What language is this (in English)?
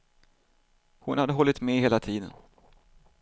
Swedish